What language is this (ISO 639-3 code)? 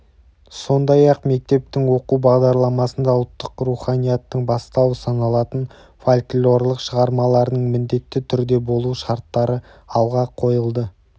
kaz